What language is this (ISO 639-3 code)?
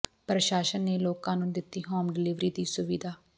pan